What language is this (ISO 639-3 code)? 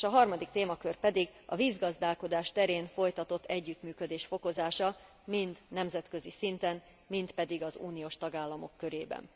hun